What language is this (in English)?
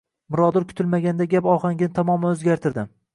Uzbek